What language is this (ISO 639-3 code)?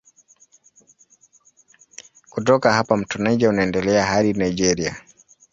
swa